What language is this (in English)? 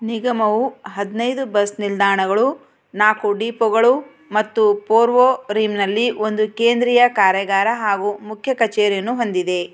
Kannada